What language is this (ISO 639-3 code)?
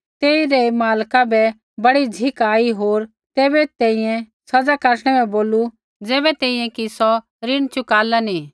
kfx